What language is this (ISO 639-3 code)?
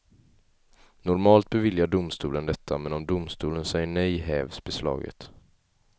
swe